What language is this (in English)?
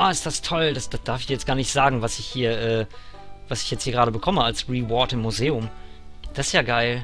German